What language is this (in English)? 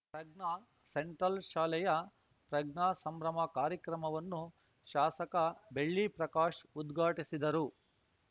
Kannada